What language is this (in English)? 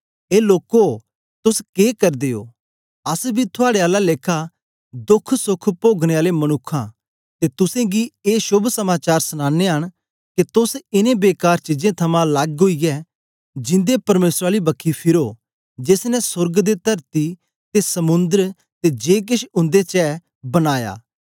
Dogri